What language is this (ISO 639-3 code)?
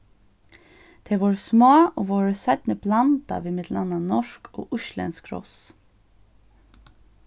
fao